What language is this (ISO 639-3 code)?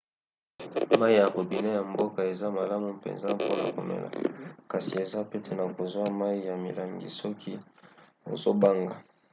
lin